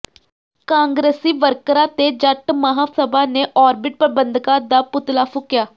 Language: Punjabi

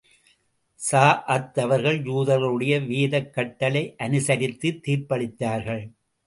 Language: Tamil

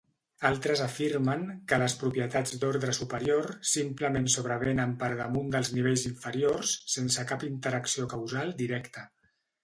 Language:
Catalan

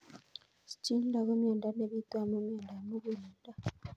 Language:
Kalenjin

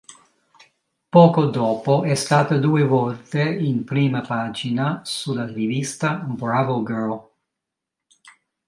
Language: Italian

